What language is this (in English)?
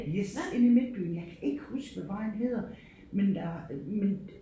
Danish